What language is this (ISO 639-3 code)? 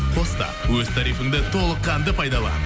kaz